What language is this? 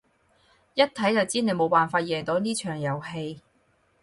Cantonese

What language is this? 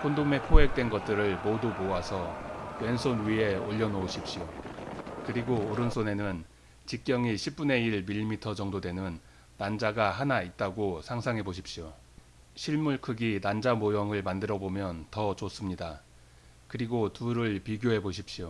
Korean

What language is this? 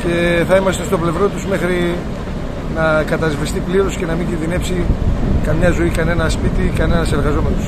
Greek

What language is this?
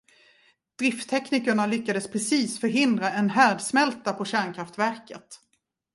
Swedish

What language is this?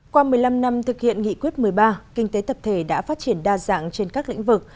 Vietnamese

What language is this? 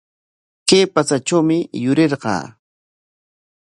Corongo Ancash Quechua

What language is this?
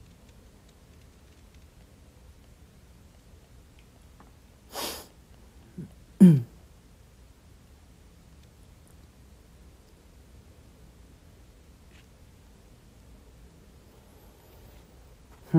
Korean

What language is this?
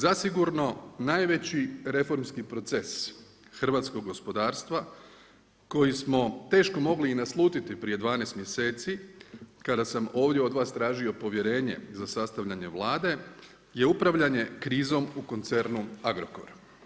Croatian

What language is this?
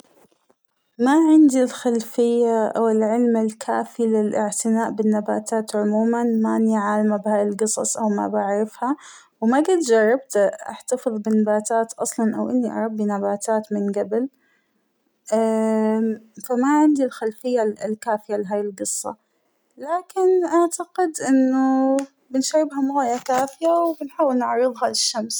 Hijazi Arabic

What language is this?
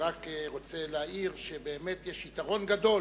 Hebrew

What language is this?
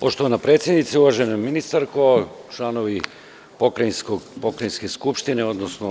Serbian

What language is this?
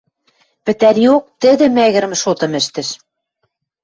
Western Mari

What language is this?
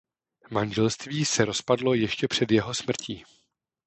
Czech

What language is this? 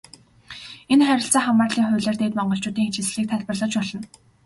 Mongolian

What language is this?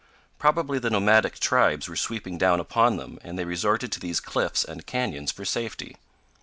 English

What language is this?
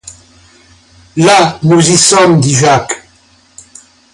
French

